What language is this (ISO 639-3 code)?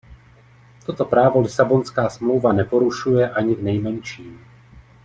ces